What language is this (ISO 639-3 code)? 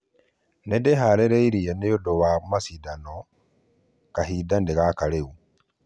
kik